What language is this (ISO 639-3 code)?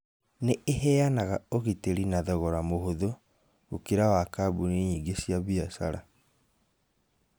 kik